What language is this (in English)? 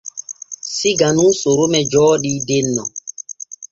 Borgu Fulfulde